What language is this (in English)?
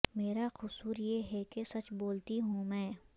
Urdu